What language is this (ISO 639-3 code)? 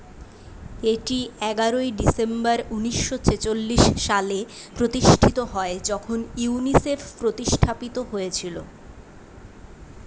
ben